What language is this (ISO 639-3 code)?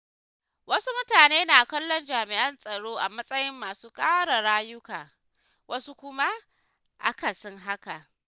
hau